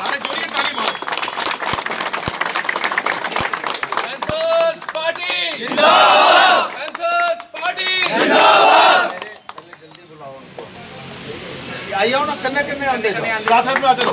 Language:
Polish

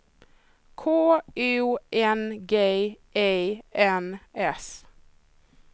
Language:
Swedish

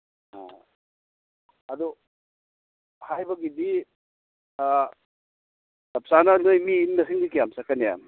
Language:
Manipuri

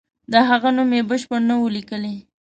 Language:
Pashto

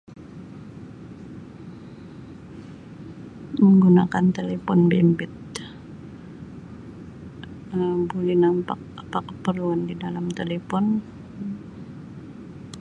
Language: Sabah Malay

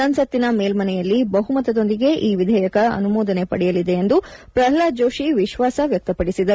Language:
Kannada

